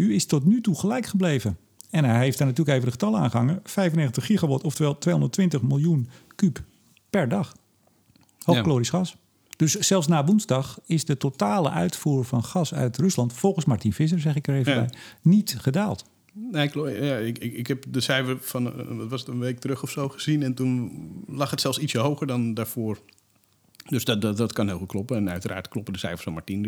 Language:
Dutch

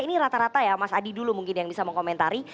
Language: Indonesian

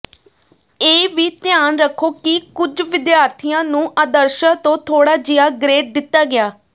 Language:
Punjabi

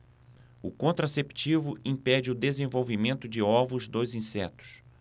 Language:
Portuguese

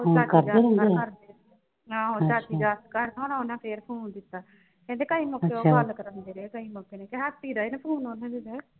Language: Punjabi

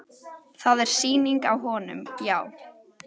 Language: Icelandic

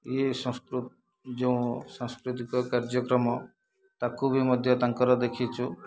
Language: Odia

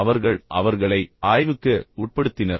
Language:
Tamil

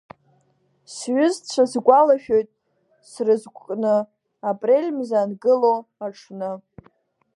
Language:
Abkhazian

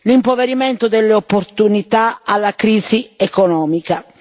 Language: Italian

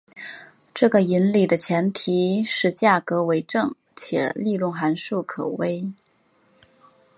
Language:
Chinese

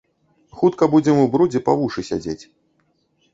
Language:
Belarusian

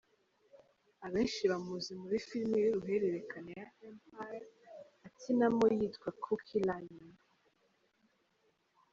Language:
Kinyarwanda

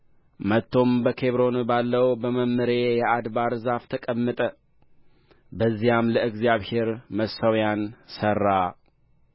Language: Amharic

